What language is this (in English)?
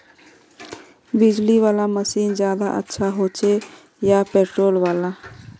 Magahi